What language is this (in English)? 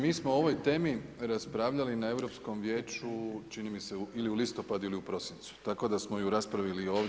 Croatian